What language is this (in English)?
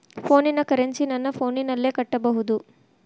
Kannada